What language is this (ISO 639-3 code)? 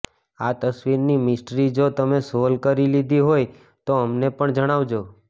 guj